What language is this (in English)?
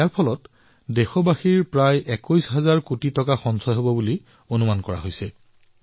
Assamese